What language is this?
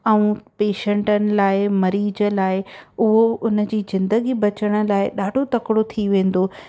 Sindhi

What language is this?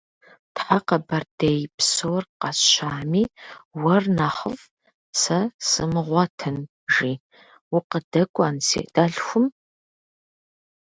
Kabardian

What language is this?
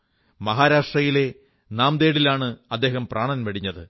Malayalam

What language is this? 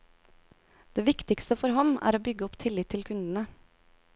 Norwegian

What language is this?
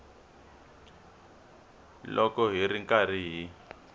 Tsonga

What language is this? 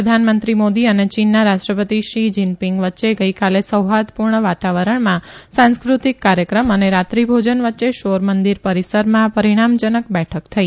Gujarati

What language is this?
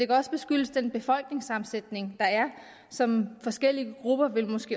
Danish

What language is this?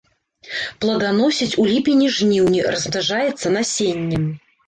Belarusian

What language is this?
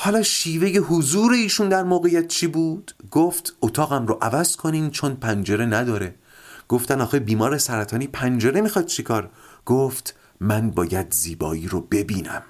Persian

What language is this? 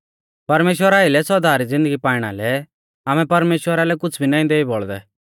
Mahasu Pahari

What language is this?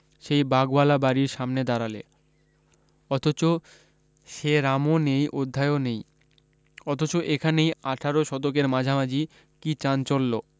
Bangla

